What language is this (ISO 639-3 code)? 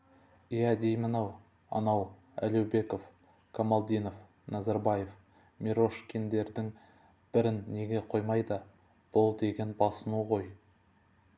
kaz